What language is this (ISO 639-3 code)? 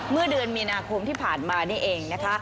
tha